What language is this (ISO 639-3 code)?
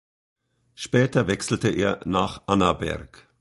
deu